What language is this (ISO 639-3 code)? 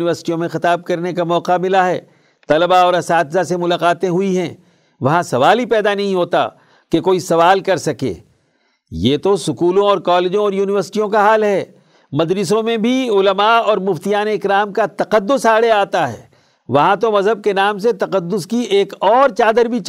urd